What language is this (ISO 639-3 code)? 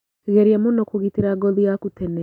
kik